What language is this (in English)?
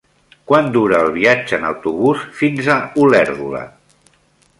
Catalan